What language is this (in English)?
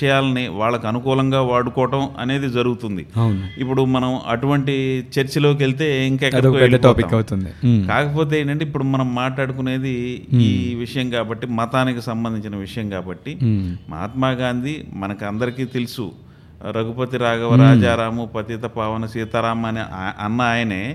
Telugu